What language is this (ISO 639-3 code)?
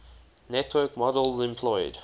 eng